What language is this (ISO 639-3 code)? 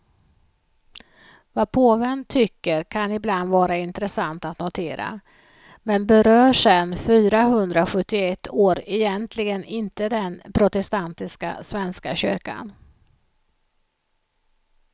swe